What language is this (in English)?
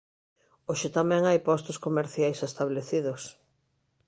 Galician